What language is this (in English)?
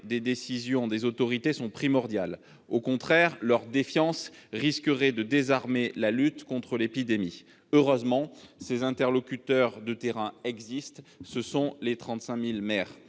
French